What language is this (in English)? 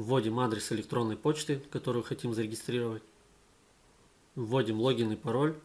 Russian